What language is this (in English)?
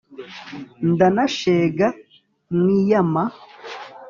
Kinyarwanda